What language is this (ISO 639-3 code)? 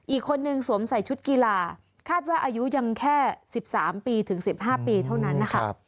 tha